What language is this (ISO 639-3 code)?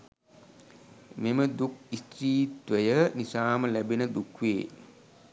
sin